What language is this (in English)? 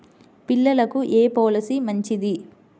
Telugu